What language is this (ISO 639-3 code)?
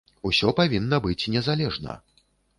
bel